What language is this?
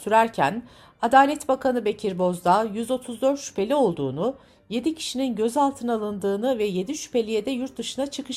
Turkish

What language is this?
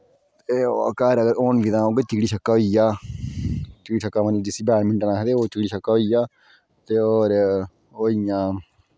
Dogri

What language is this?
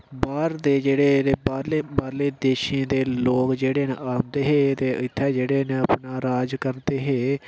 Dogri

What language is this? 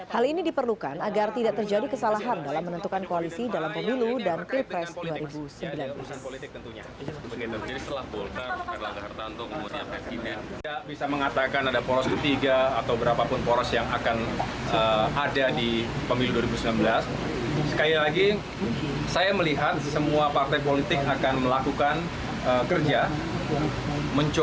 Indonesian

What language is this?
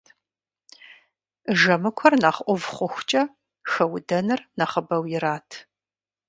Kabardian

